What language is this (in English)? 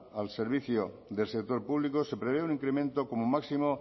Spanish